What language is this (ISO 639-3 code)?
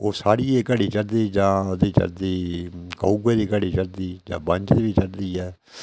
doi